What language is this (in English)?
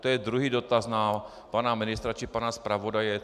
Czech